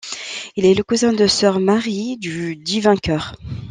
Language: French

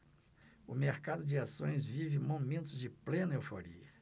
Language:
Portuguese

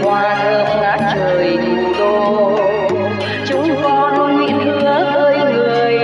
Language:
Vietnamese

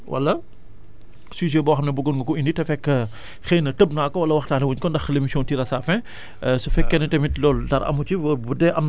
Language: Wolof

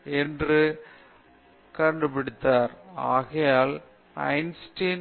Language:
Tamil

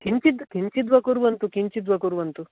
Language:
Sanskrit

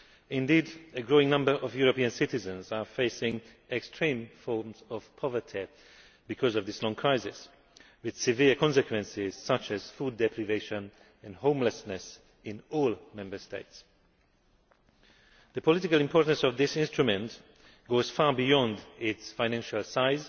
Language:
English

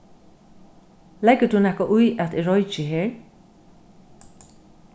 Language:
Faroese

